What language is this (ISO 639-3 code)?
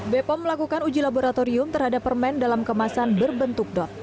ind